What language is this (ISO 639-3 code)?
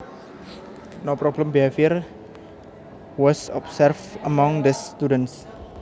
jav